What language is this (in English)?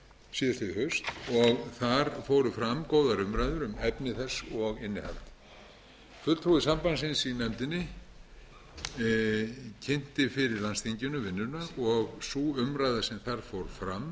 Icelandic